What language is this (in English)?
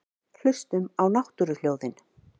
Icelandic